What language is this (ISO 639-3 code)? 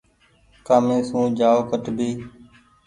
gig